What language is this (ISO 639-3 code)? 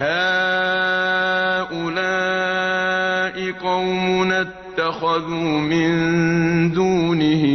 ara